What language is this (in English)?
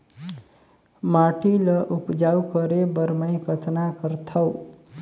Chhattisgarhi